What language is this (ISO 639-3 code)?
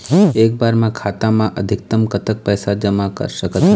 hne